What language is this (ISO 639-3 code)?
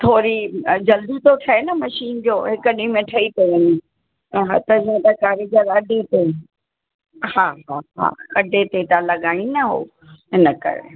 snd